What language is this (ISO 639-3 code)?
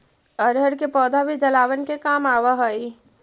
mag